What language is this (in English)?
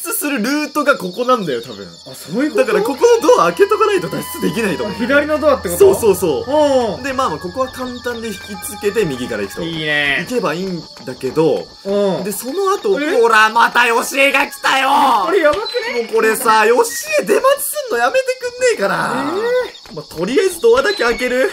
Japanese